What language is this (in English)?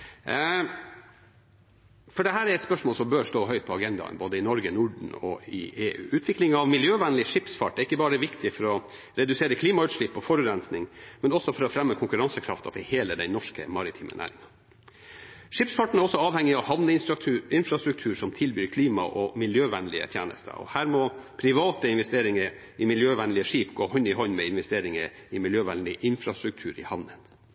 Norwegian Bokmål